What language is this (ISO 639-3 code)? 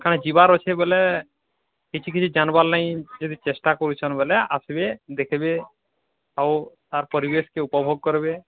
ori